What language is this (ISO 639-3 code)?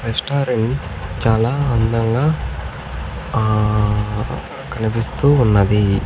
tel